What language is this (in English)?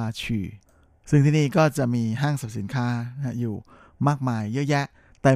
Thai